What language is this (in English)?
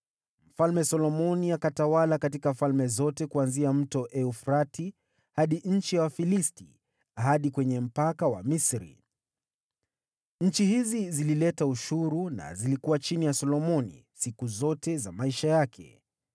Swahili